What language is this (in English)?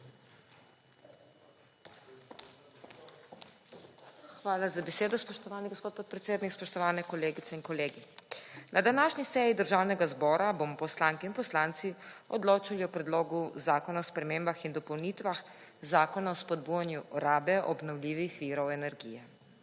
Slovenian